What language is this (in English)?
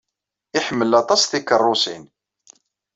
Kabyle